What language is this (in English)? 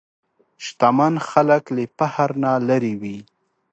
Pashto